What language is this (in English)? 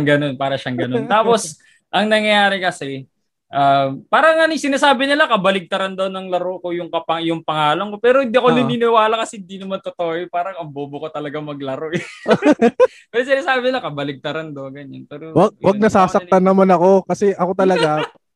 Filipino